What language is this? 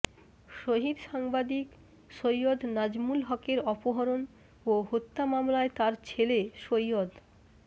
Bangla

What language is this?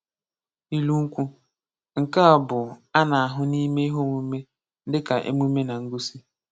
Igbo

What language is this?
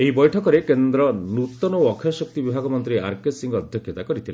Odia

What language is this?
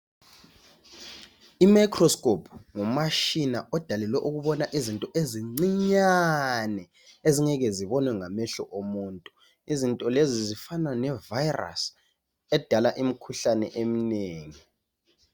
North Ndebele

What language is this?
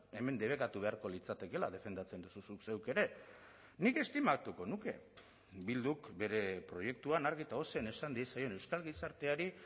Basque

